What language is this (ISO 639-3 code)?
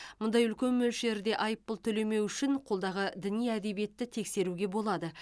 kaz